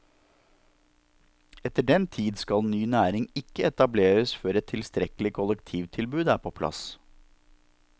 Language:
Norwegian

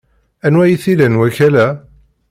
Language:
Kabyle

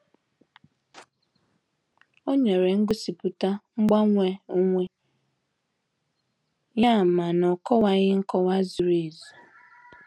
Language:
Igbo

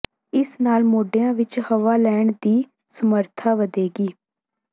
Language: Punjabi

